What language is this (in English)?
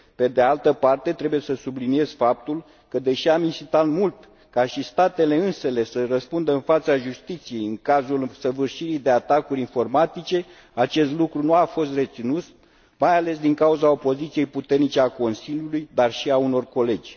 Romanian